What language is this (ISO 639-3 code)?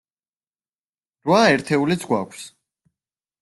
kat